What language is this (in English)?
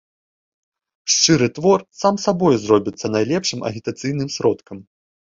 Belarusian